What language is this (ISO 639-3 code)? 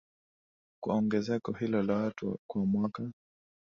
swa